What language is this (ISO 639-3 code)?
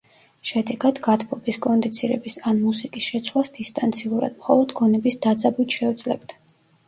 kat